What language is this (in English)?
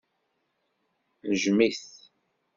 Kabyle